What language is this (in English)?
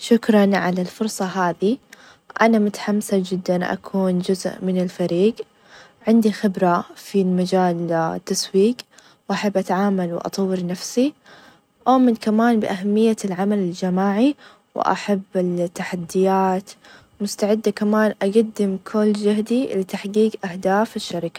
Najdi Arabic